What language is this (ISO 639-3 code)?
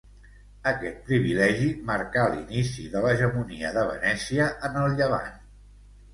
cat